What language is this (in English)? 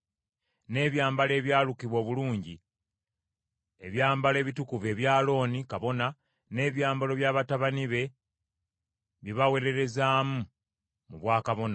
Ganda